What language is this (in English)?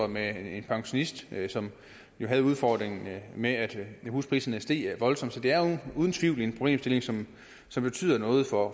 Danish